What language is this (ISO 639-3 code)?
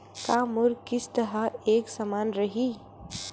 hne